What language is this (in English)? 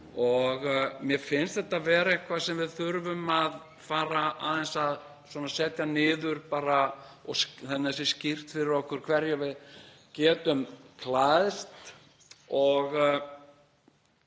Icelandic